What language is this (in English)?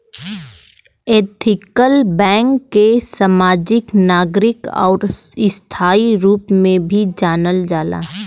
Bhojpuri